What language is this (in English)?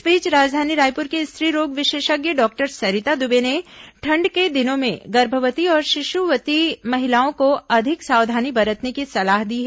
Hindi